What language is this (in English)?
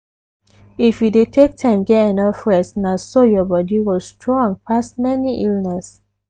Nigerian Pidgin